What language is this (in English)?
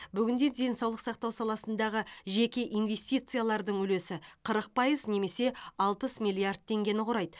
Kazakh